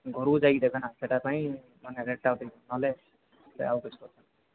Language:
Odia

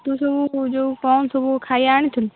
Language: Odia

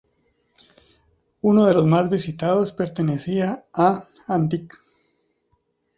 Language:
Spanish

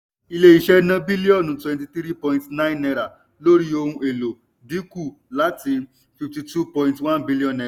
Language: Yoruba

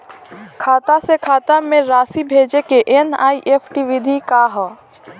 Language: Bhojpuri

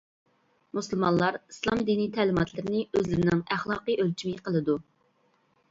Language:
Uyghur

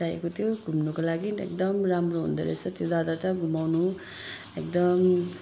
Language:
Nepali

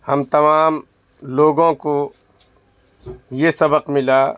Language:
Urdu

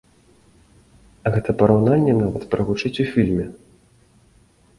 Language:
Belarusian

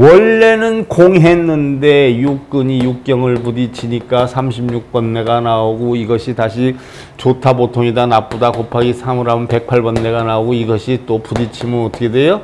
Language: Korean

